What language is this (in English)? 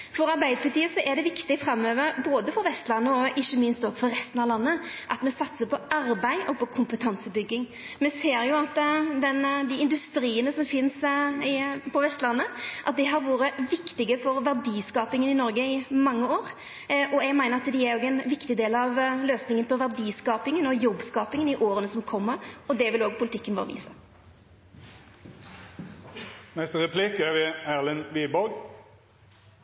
Norwegian